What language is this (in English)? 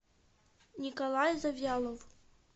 Russian